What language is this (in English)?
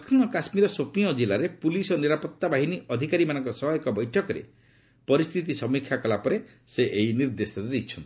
Odia